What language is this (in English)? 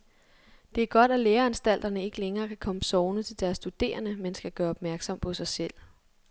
Danish